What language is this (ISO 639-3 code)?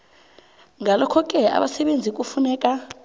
nbl